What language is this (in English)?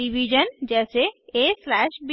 Hindi